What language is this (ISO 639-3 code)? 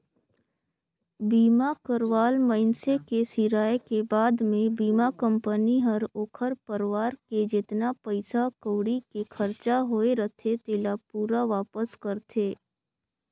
hne